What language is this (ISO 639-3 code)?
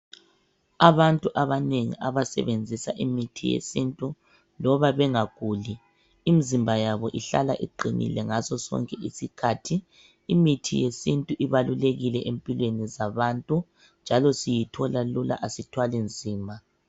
nde